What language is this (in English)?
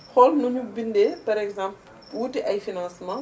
Wolof